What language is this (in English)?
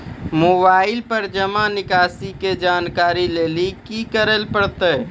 Maithili